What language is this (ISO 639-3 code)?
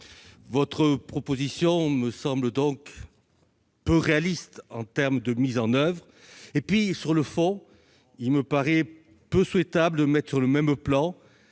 fra